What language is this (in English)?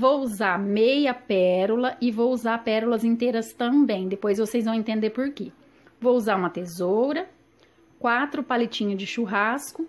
Portuguese